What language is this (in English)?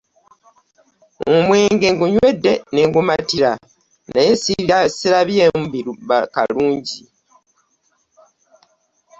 Ganda